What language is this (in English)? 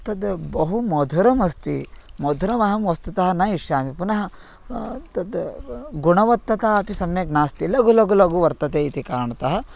Sanskrit